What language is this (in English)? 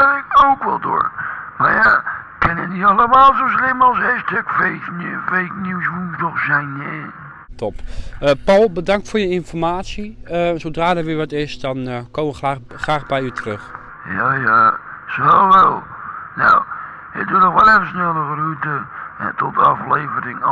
Dutch